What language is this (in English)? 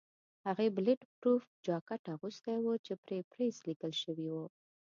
Pashto